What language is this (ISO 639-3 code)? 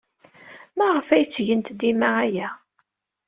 kab